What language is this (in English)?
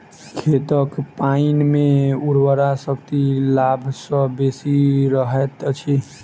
Maithili